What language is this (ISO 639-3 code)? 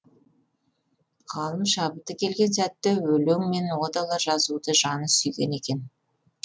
kaz